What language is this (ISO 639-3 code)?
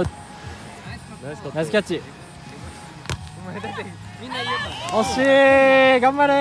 jpn